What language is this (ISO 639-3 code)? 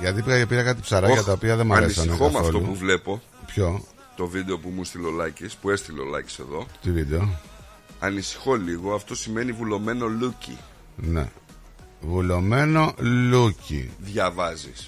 ell